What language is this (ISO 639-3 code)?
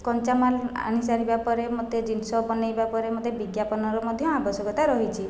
ori